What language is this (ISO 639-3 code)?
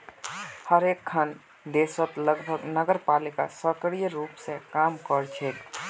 mag